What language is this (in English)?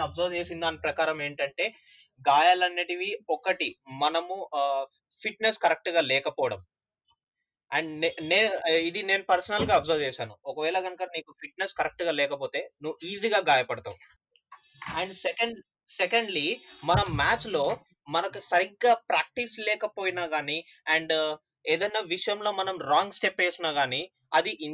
Telugu